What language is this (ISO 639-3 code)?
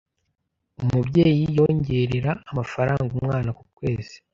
kin